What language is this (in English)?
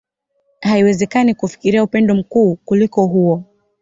Swahili